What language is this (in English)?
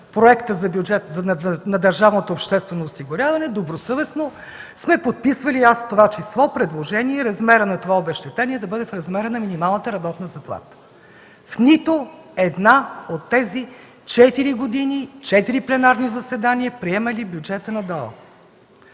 Bulgarian